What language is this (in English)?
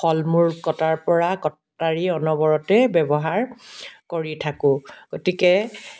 Assamese